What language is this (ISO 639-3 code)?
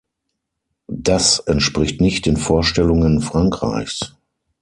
deu